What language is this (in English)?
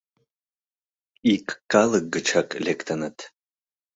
Mari